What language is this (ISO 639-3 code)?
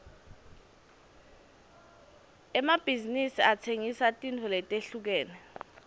ssw